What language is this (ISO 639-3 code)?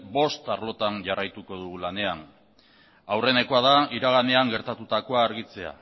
eus